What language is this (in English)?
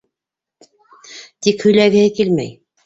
Bashkir